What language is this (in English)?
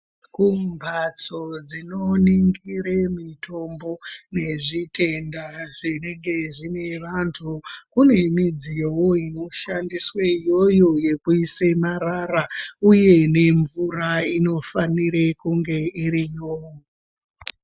Ndau